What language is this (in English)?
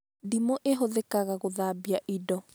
Kikuyu